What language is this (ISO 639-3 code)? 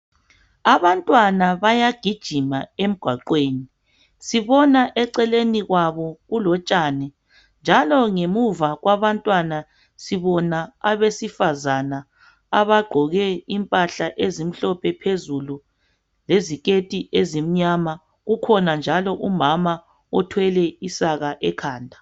nde